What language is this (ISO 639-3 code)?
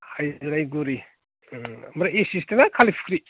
brx